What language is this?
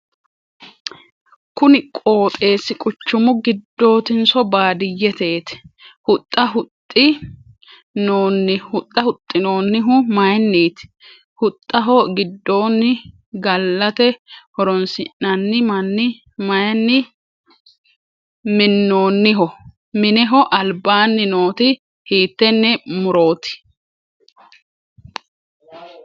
Sidamo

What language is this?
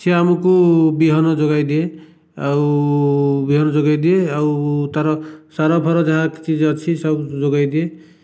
Odia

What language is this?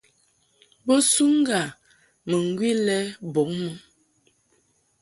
Mungaka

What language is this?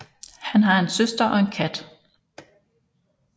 Danish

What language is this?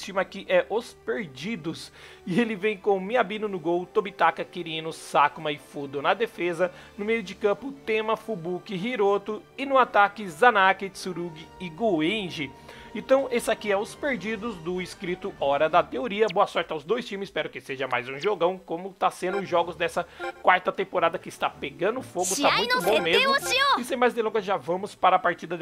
Portuguese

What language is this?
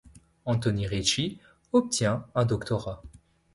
French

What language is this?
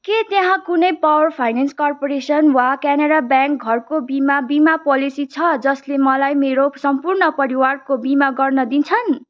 Nepali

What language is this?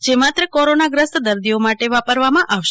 Gujarati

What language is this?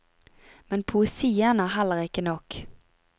Norwegian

